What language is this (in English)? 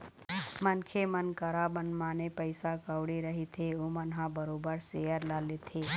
Chhattisgarhi